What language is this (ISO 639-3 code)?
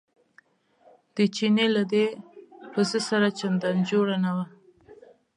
pus